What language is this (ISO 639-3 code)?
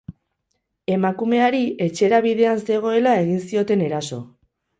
eus